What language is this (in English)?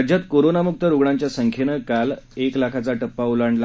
Marathi